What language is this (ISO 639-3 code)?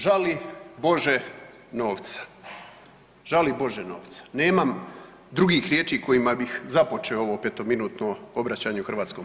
hrv